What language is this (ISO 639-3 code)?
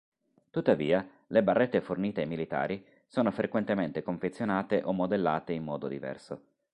ita